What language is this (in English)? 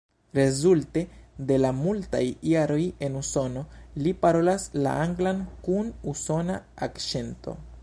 Esperanto